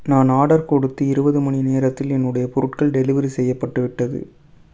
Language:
Tamil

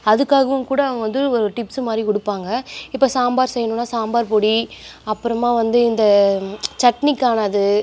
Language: Tamil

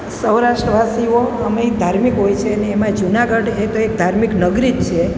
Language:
Gujarati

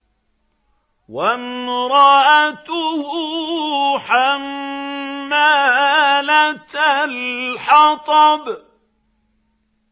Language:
Arabic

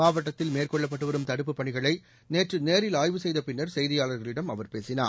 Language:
Tamil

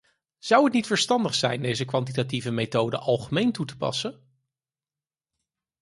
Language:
Dutch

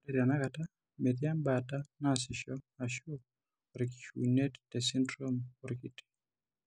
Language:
Masai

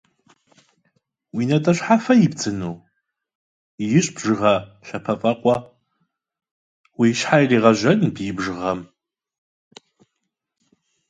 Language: Russian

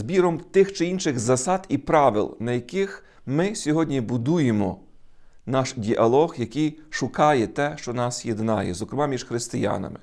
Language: Ukrainian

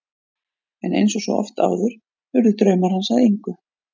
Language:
Icelandic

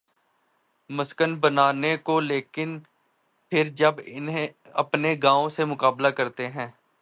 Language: Urdu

